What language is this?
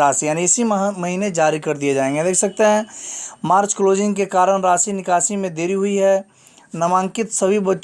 Hindi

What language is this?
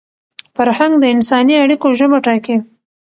Pashto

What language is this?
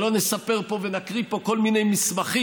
Hebrew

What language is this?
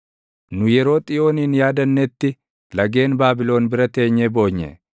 Oromo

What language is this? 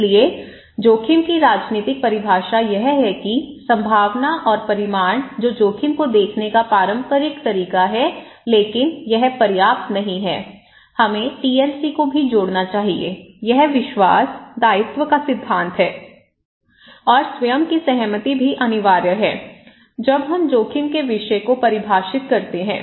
Hindi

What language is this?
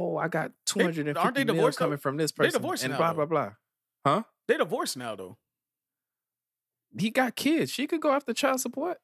English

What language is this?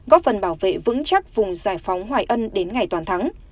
Vietnamese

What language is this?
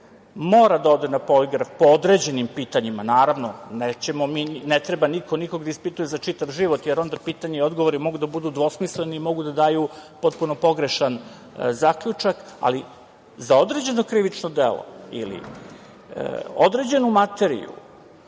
Serbian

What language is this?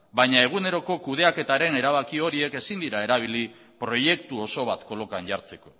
Basque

